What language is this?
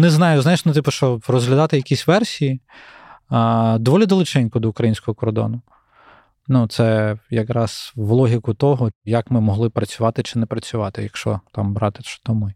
Ukrainian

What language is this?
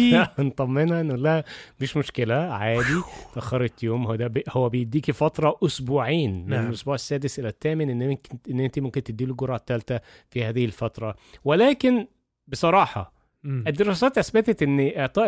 Arabic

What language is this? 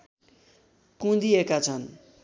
Nepali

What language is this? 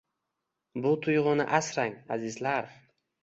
Uzbek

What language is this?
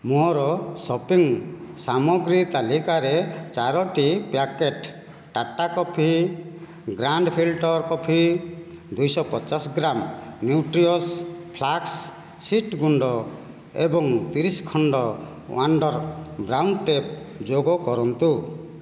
Odia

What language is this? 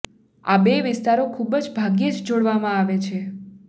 Gujarati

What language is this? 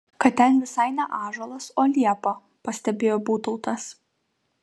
Lithuanian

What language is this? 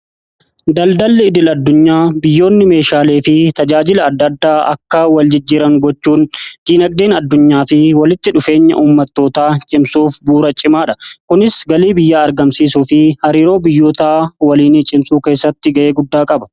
Oromo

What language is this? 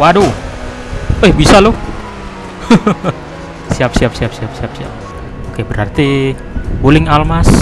Indonesian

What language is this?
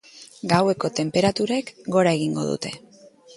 Basque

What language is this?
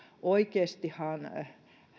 Finnish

